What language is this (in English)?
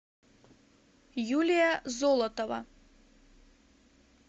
Russian